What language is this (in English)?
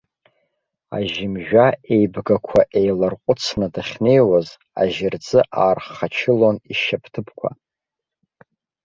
Abkhazian